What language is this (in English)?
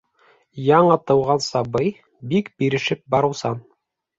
Bashkir